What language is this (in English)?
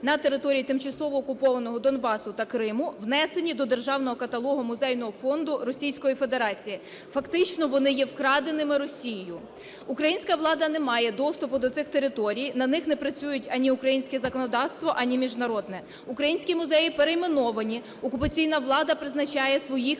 Ukrainian